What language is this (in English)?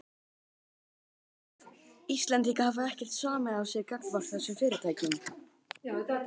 Icelandic